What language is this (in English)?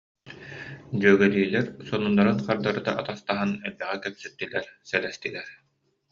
Yakut